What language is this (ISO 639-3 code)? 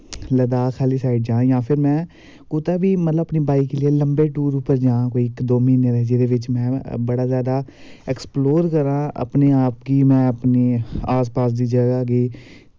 doi